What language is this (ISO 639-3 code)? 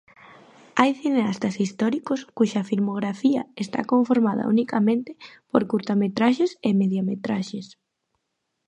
glg